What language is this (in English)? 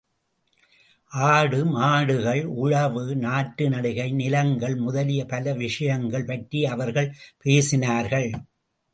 Tamil